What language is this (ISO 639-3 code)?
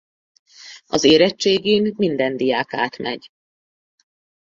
hun